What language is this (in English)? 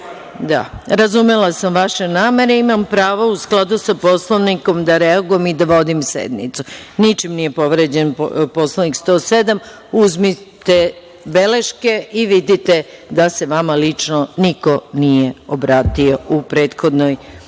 Serbian